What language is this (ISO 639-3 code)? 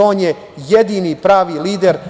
srp